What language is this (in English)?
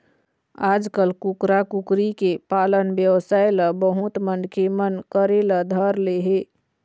Chhattisgarhi